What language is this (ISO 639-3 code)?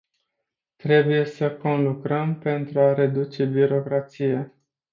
ron